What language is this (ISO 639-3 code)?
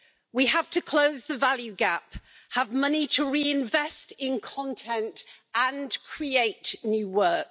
eng